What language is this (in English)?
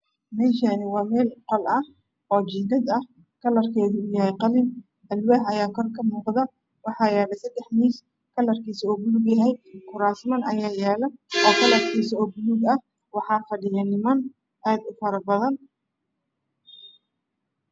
Somali